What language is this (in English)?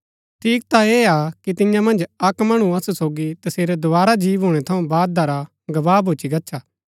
Gaddi